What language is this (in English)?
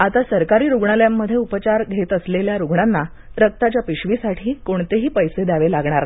Marathi